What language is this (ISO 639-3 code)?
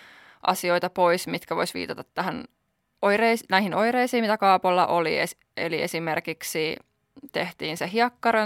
fin